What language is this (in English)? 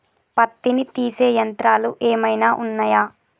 Telugu